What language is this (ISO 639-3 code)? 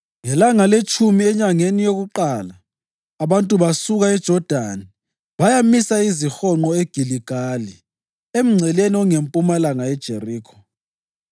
nde